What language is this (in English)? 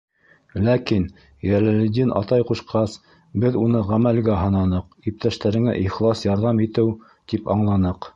Bashkir